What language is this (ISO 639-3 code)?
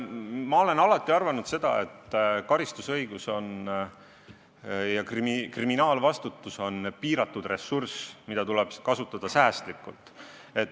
est